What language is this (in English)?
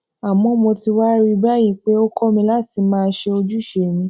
Yoruba